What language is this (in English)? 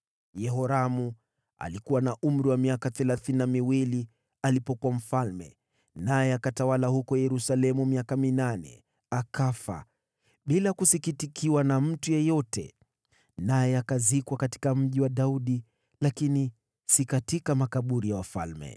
Swahili